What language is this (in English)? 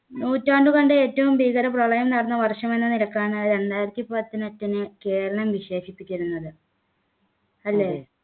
Malayalam